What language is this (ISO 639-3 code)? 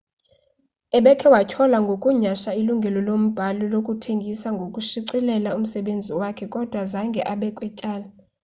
xho